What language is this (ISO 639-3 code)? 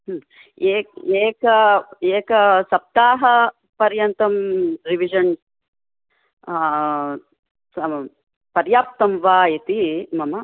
san